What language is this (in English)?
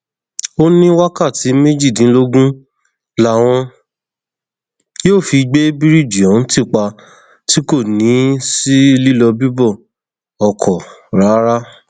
Yoruba